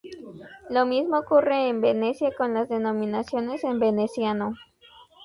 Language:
Spanish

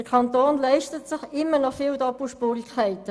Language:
Swiss German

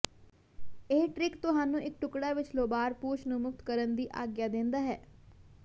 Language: Punjabi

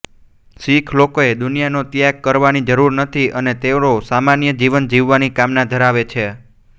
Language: Gujarati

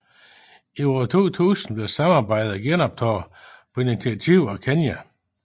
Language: Danish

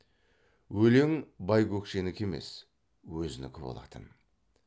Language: Kazakh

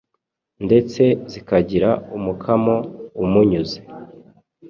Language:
Kinyarwanda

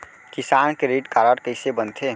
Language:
Chhattisgarhi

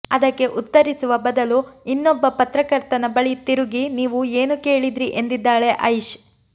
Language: Kannada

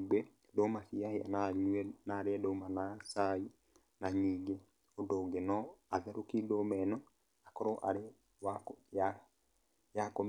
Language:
Kikuyu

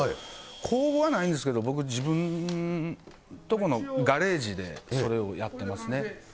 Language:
Japanese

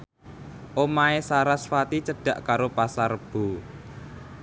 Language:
Javanese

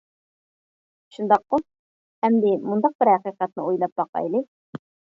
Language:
Uyghur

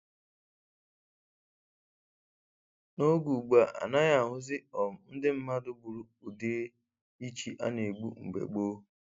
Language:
Igbo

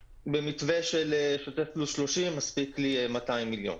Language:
Hebrew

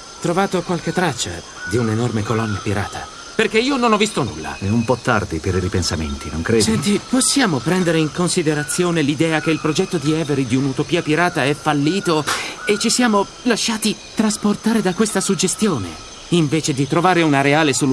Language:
Italian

